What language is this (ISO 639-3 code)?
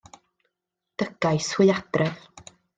cym